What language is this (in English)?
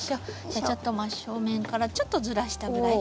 Japanese